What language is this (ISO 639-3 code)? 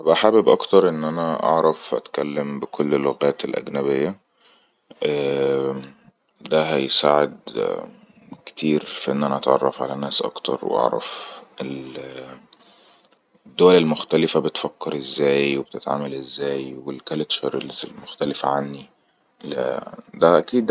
arz